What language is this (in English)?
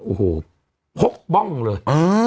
Thai